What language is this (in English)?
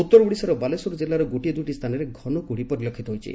Odia